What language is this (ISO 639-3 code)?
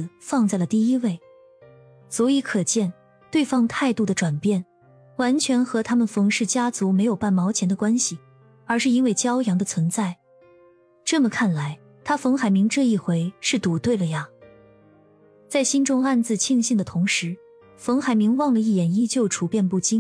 zho